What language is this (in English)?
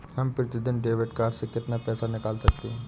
Hindi